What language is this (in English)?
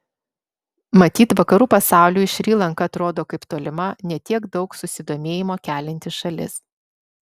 Lithuanian